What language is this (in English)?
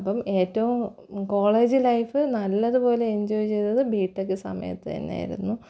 Malayalam